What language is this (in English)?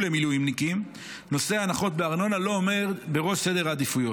Hebrew